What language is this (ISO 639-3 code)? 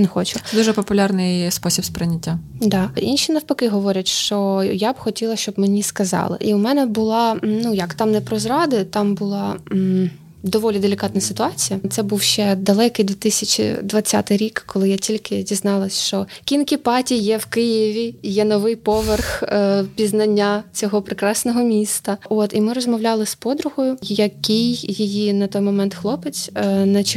ukr